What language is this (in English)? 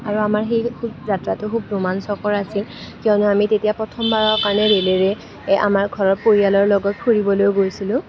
Assamese